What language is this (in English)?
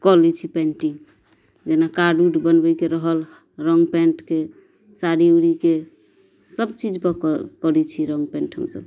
Maithili